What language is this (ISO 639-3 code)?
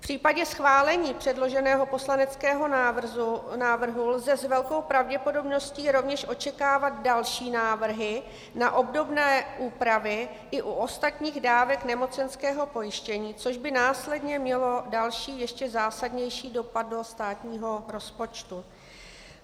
ces